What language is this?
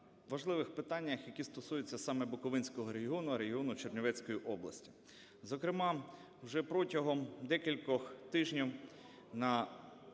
Ukrainian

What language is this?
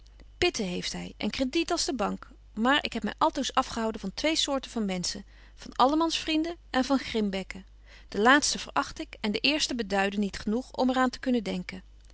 Dutch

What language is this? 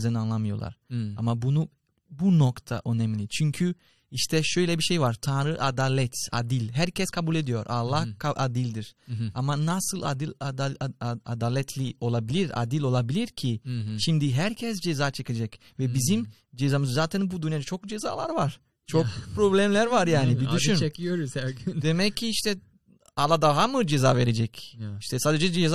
Turkish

